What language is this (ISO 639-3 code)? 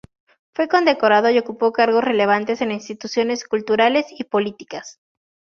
spa